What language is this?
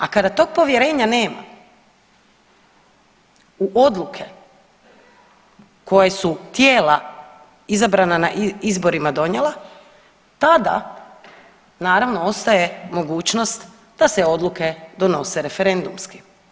Croatian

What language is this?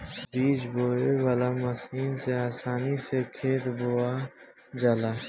Bhojpuri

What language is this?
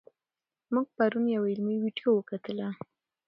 Pashto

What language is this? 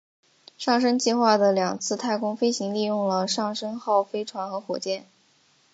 Chinese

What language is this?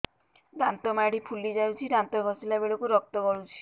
Odia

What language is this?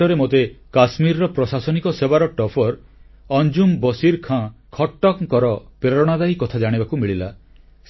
Odia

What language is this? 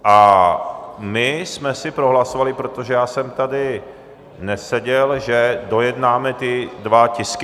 Czech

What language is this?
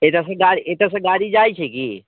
Maithili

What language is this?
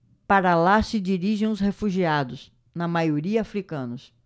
Portuguese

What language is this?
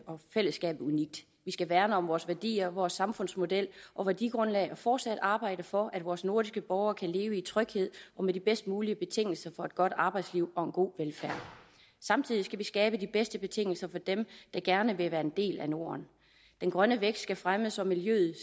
Danish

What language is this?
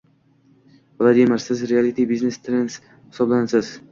Uzbek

